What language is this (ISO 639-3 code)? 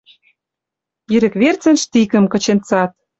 mrj